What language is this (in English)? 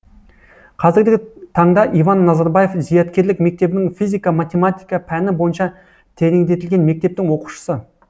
Kazakh